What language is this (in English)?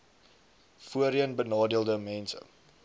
Afrikaans